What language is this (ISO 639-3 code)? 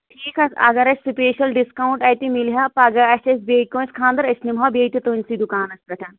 kas